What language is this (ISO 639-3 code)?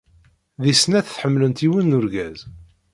kab